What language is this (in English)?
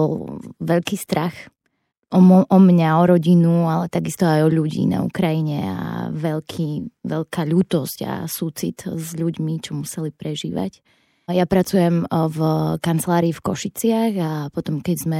Slovak